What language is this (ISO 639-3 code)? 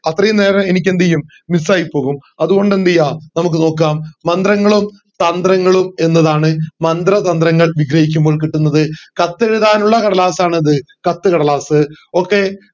mal